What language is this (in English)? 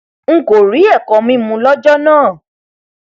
Yoruba